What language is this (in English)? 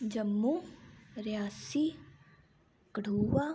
Dogri